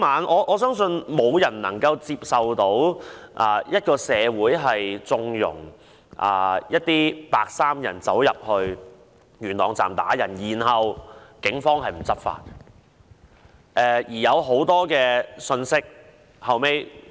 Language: Cantonese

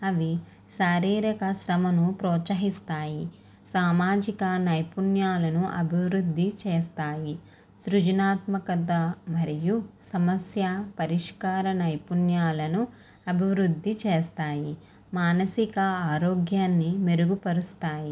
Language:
Telugu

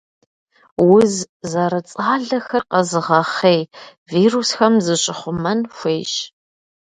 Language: Kabardian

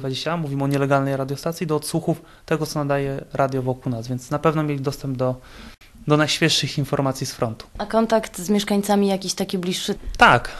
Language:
Polish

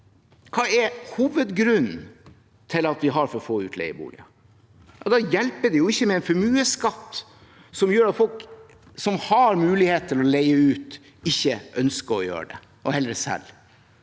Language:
Norwegian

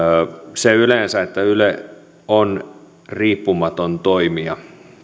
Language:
Finnish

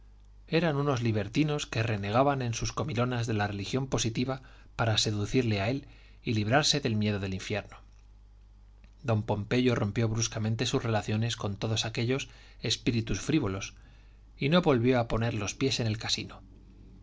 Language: Spanish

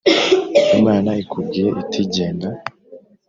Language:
Kinyarwanda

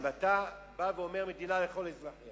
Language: Hebrew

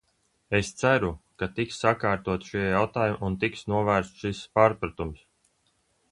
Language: Latvian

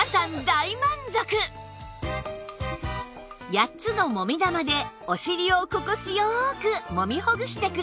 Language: Japanese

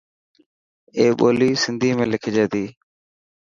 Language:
Dhatki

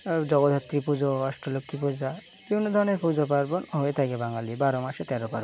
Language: Bangla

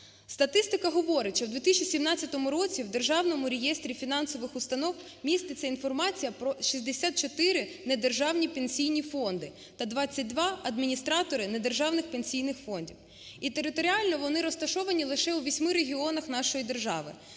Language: Ukrainian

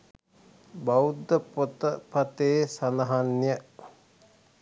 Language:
Sinhala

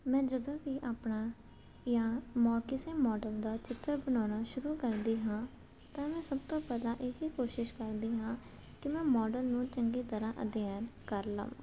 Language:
Punjabi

